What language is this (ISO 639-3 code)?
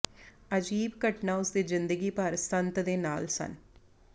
pan